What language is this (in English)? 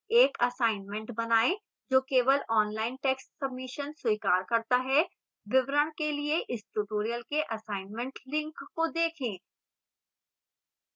Hindi